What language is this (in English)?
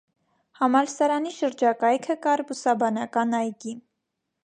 Armenian